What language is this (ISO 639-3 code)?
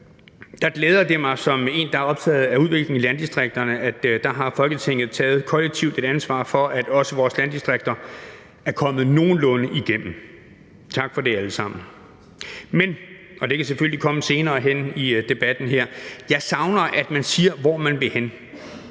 dan